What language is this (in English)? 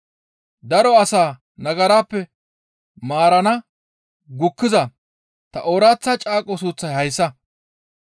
Gamo